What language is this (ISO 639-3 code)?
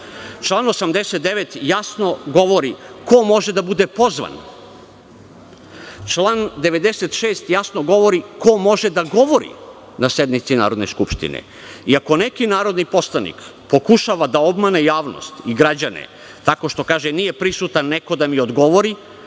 srp